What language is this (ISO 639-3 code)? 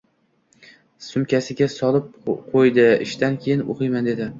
uzb